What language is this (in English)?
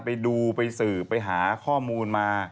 Thai